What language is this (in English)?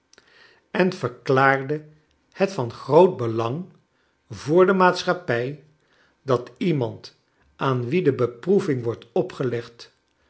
Dutch